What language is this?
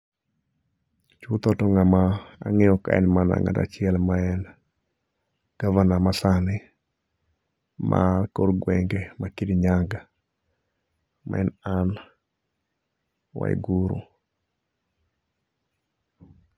Luo (Kenya and Tanzania)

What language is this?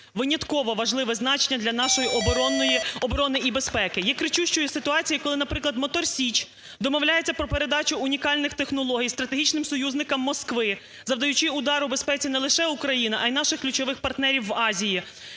Ukrainian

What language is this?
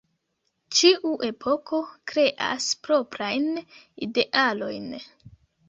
Esperanto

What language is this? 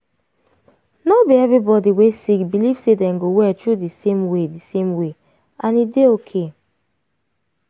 Nigerian Pidgin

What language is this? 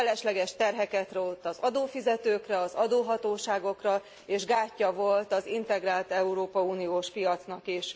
Hungarian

